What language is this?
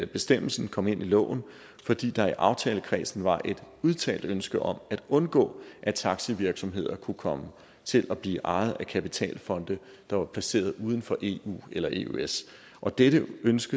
Danish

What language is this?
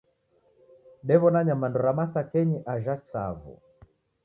Taita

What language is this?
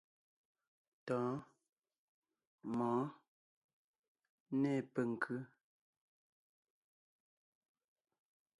Ngiemboon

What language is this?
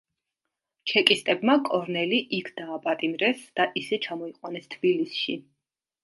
Georgian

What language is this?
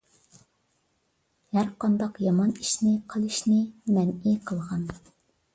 Uyghur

